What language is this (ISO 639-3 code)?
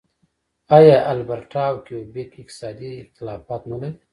pus